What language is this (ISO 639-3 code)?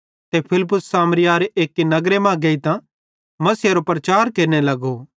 bhd